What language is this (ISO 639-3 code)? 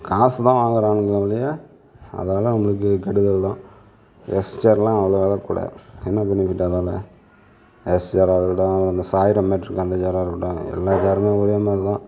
tam